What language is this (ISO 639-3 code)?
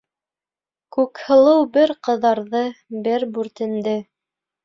bak